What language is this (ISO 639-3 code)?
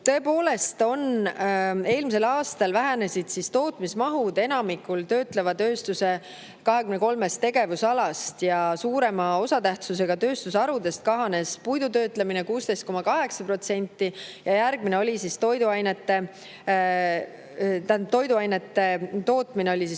est